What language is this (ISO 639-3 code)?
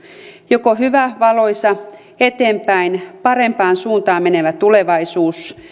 fin